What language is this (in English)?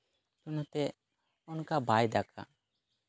Santali